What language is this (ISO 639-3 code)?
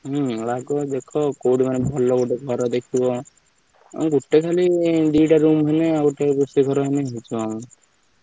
ori